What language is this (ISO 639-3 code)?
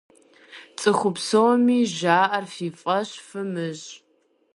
kbd